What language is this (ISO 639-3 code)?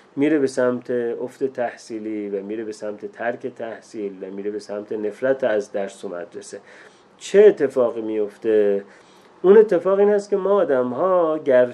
fas